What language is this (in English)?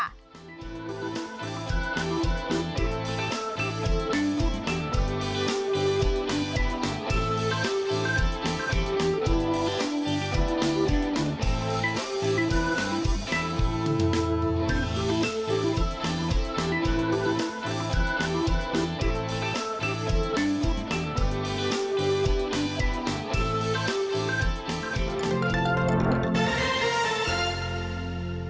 Thai